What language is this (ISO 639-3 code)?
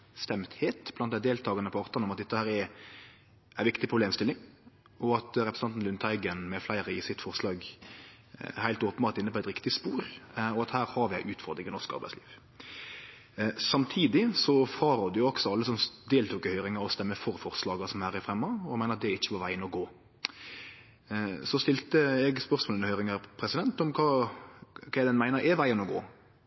nno